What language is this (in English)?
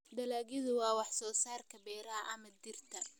Somali